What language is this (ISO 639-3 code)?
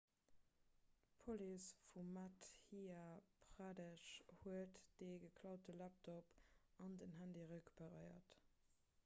ltz